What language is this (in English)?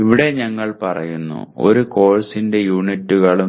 Malayalam